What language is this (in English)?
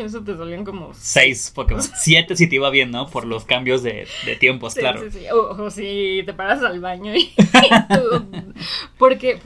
Spanish